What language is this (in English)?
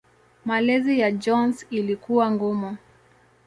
Swahili